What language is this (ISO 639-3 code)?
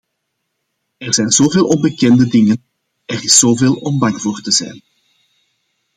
nld